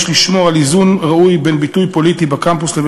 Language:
Hebrew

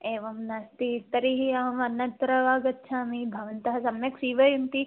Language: Sanskrit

